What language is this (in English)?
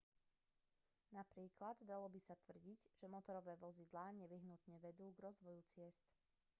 Slovak